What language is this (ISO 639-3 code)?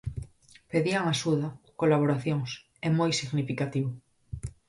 glg